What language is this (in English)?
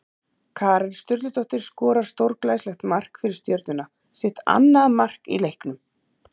Icelandic